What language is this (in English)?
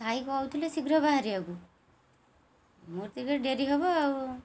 Odia